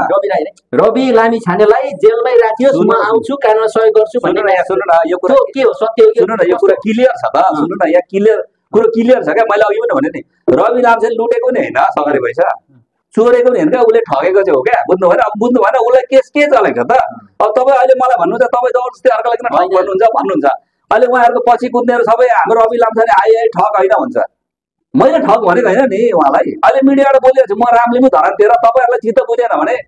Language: Indonesian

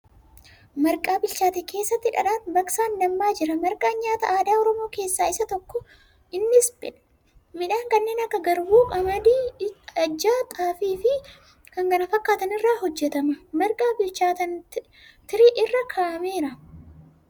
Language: Oromo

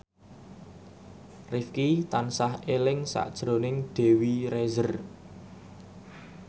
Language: Javanese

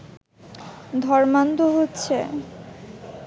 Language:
Bangla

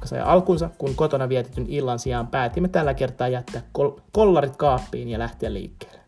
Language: Finnish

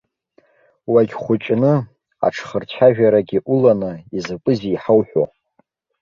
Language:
Abkhazian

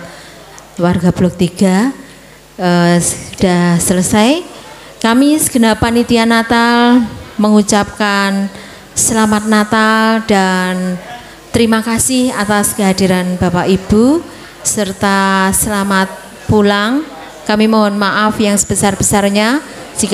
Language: Indonesian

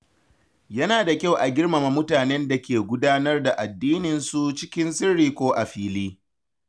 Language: Hausa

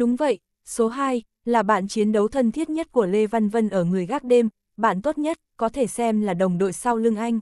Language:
Vietnamese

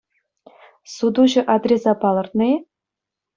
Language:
Chuvash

